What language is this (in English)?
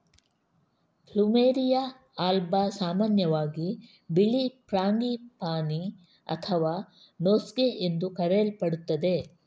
Kannada